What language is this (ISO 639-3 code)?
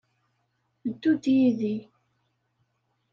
kab